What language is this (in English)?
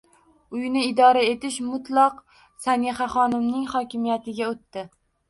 Uzbek